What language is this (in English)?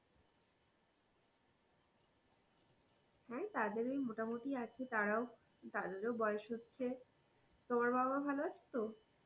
Bangla